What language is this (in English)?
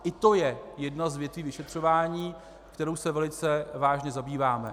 Czech